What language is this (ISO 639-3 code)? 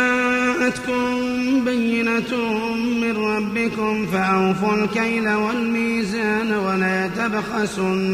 ara